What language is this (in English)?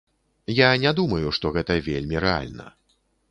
Belarusian